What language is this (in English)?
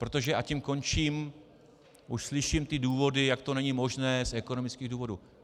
Czech